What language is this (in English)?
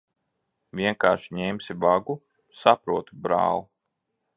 Latvian